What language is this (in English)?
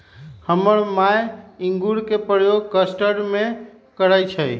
Magahi